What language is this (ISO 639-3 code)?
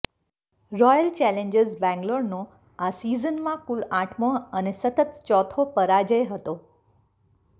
guj